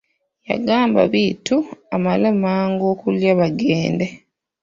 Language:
Ganda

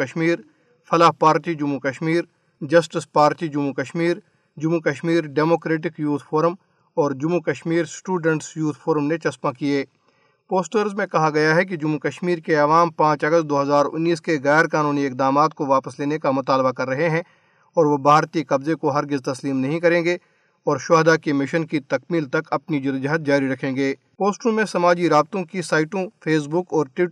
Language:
Urdu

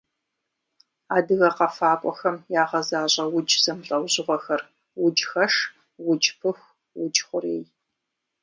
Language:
Kabardian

